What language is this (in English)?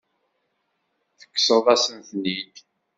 Kabyle